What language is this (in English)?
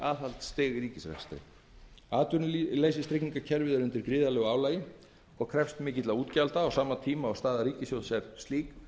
Icelandic